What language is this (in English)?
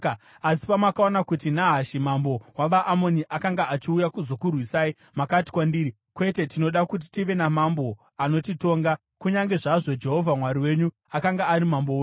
Shona